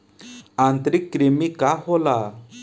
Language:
Bhojpuri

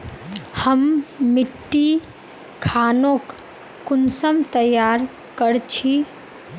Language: Magahi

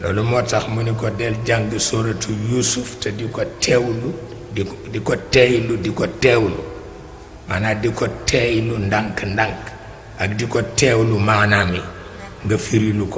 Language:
Indonesian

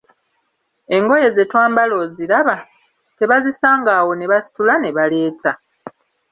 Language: Ganda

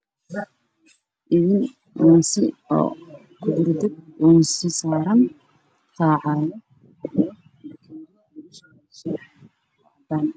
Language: Somali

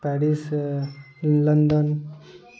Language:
Maithili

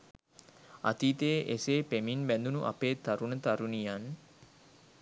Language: Sinhala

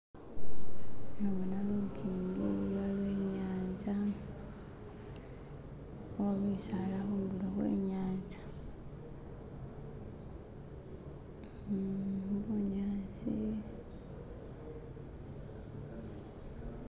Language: Masaaba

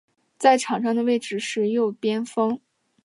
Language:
Chinese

